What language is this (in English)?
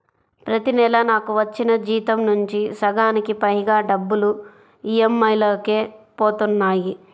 Telugu